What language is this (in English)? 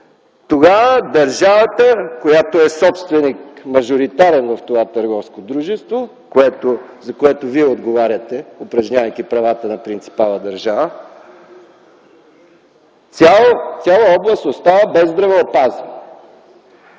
Bulgarian